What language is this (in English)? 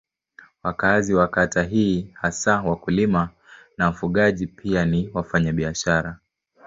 Swahili